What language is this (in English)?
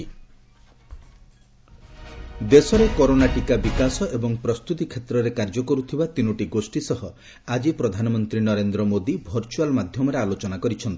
Odia